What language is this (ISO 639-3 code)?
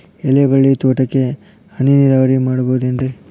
kan